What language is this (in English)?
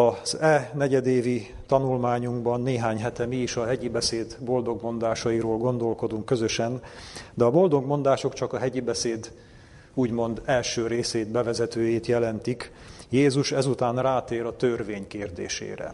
Hungarian